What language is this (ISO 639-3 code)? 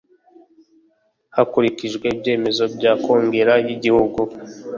kin